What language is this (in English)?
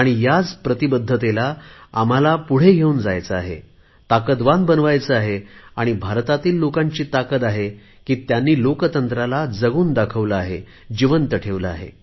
Marathi